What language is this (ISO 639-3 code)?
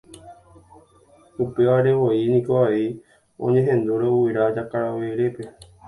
grn